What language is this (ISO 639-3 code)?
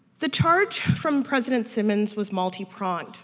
eng